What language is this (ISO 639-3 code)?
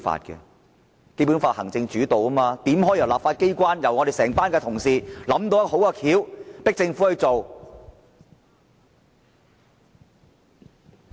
yue